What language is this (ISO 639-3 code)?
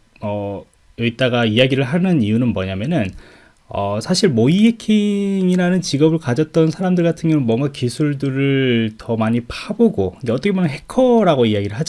kor